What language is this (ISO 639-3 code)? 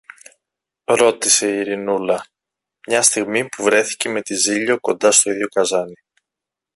ell